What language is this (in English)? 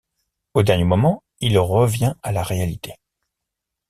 French